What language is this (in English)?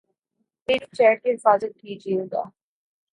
Urdu